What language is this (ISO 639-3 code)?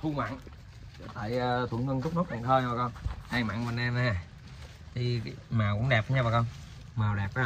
vie